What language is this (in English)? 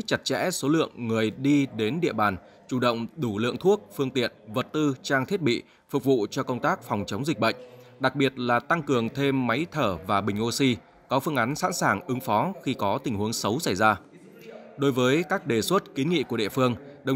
Vietnamese